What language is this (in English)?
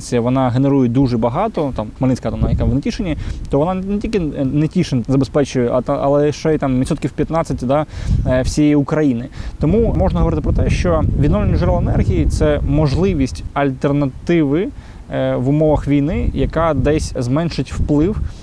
Ukrainian